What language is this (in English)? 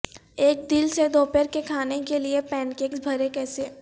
Urdu